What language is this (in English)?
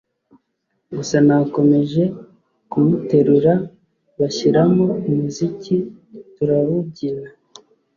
Kinyarwanda